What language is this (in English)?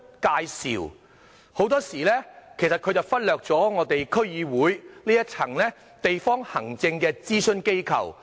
Cantonese